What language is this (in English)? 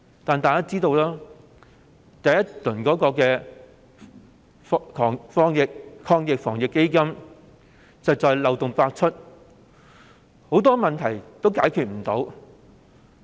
Cantonese